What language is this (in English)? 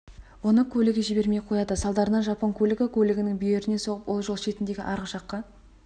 Kazakh